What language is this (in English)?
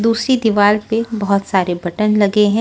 Hindi